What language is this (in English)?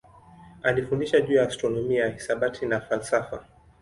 Swahili